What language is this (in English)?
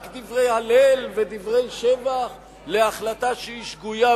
Hebrew